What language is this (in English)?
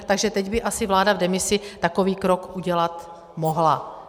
Czech